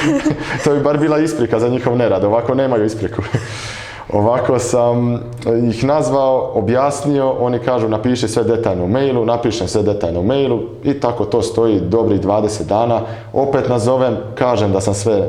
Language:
Croatian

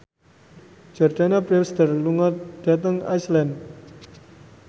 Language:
Javanese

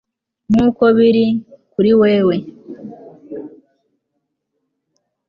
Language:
Kinyarwanda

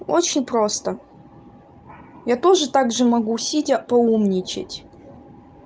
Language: Russian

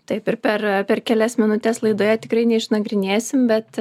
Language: Lithuanian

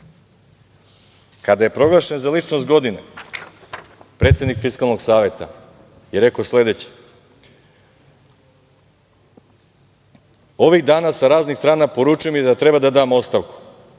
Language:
Serbian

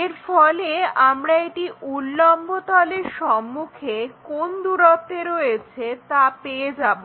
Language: Bangla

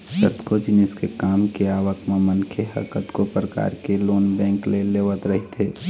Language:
Chhattisgarhi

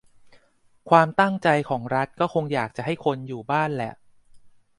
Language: Thai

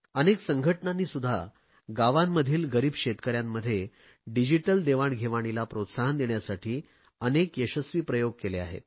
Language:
Marathi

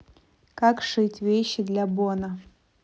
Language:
Russian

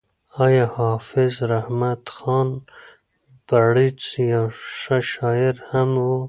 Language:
Pashto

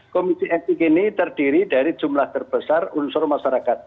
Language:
Indonesian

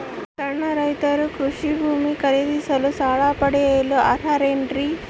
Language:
Kannada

